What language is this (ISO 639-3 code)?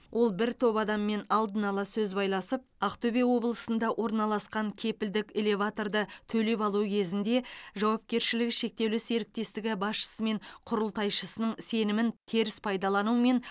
kaz